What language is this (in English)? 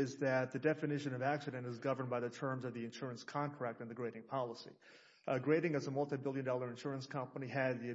English